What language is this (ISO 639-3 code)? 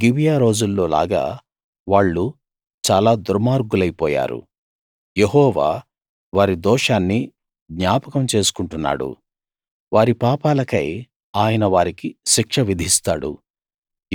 tel